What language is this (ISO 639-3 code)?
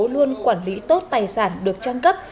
vie